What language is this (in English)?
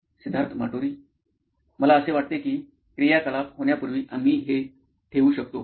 Marathi